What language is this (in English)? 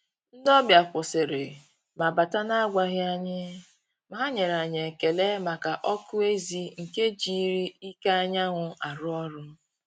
Igbo